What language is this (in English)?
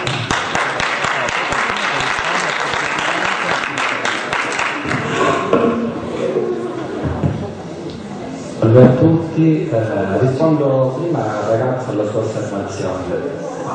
Italian